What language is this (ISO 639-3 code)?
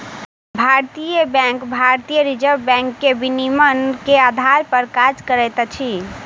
mai